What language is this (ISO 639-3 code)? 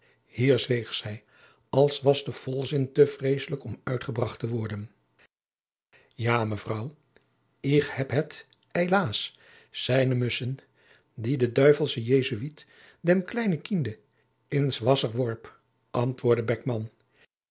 nld